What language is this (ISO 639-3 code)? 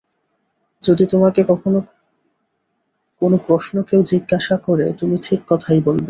ben